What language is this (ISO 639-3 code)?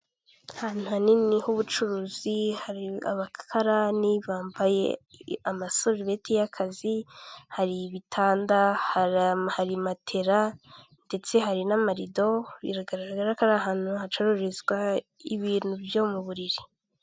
kin